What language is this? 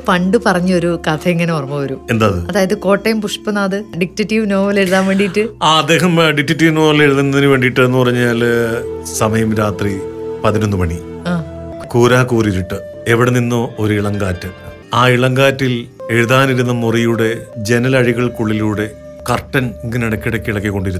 Malayalam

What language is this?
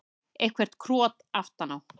Icelandic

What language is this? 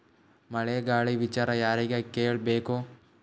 Kannada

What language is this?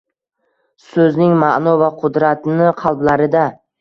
Uzbek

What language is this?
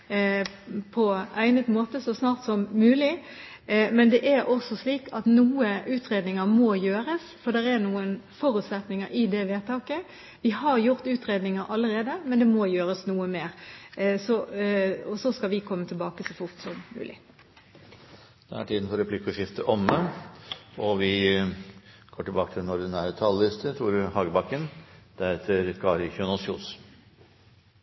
Norwegian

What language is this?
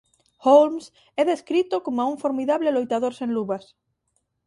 Galician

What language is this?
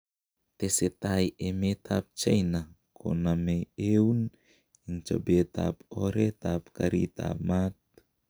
Kalenjin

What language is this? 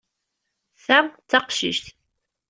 Kabyle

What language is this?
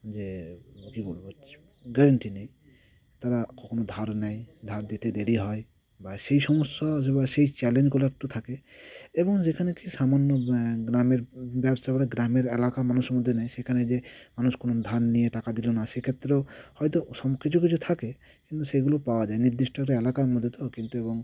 Bangla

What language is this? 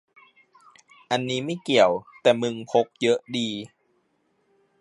Thai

